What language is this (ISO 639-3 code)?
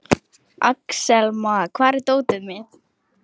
isl